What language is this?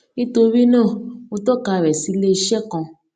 Yoruba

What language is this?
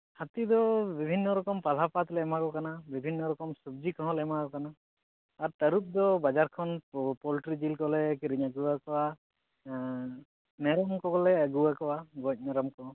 Santali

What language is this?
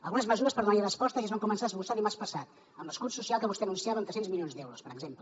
Catalan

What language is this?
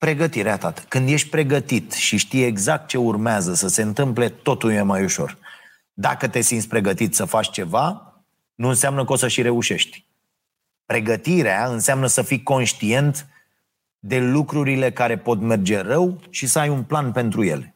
Romanian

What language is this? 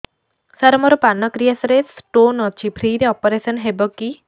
Odia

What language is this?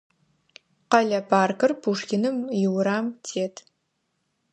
Adyghe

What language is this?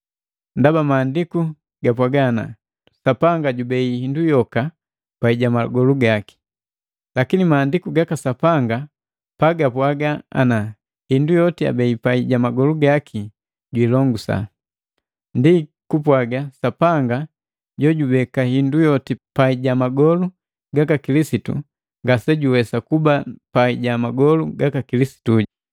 Matengo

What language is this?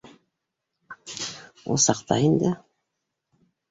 Bashkir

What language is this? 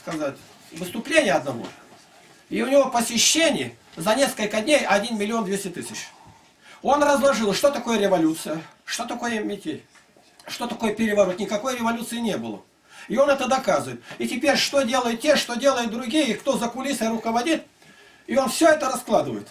Russian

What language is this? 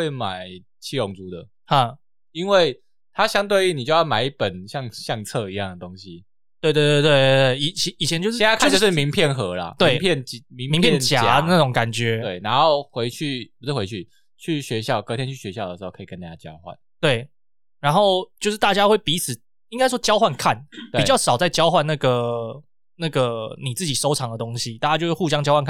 Chinese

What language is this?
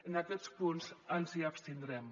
Catalan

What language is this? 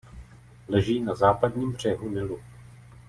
Czech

